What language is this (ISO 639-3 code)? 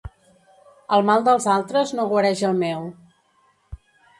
cat